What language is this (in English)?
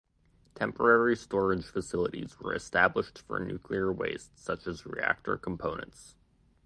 English